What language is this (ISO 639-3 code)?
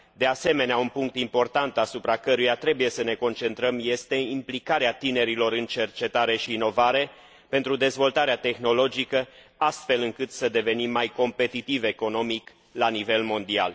ron